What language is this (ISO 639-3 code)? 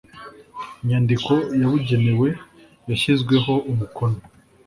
kin